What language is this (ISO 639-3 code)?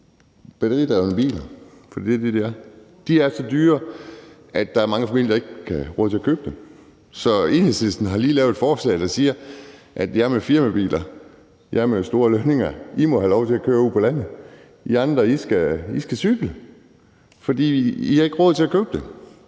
dan